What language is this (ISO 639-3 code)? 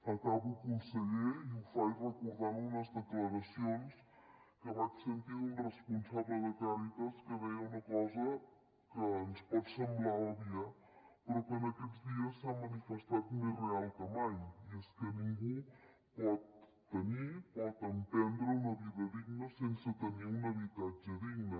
cat